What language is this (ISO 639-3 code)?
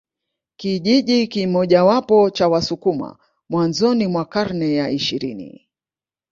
swa